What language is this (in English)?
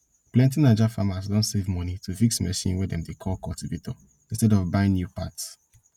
Nigerian Pidgin